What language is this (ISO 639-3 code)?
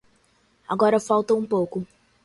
por